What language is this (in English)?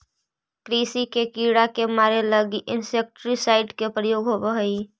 Magahi